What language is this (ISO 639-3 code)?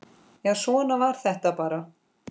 isl